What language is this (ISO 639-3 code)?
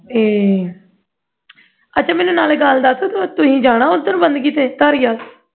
pan